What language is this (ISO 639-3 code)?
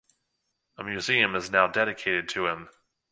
eng